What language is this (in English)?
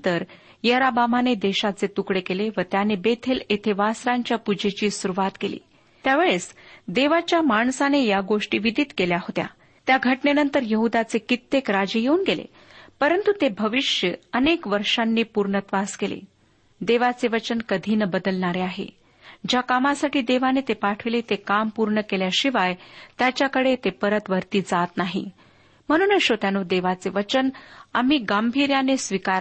Marathi